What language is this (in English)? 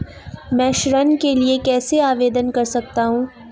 Hindi